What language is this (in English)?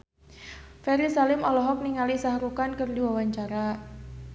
Sundanese